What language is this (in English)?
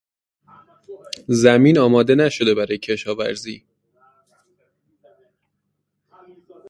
Persian